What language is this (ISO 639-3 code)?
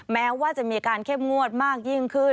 tha